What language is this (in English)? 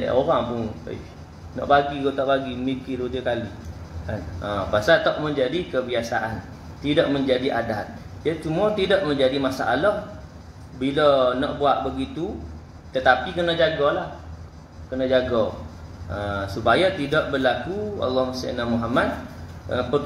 Malay